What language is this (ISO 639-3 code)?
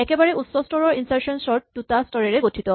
asm